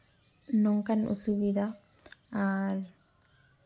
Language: Santali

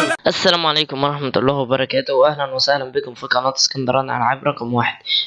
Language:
Arabic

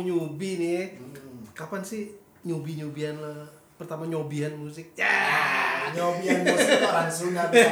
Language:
Indonesian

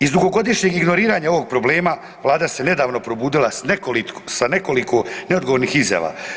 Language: Croatian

